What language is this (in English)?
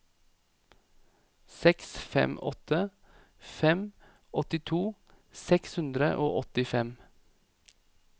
Norwegian